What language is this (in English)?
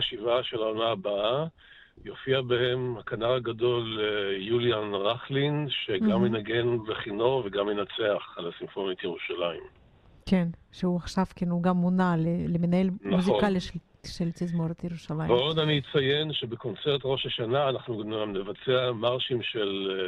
Hebrew